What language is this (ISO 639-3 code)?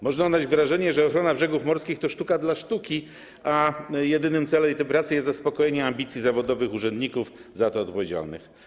pol